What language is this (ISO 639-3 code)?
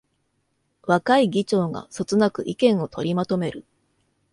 jpn